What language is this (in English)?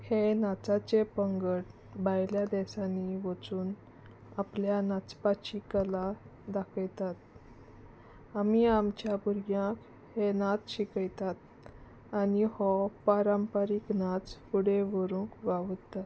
Konkani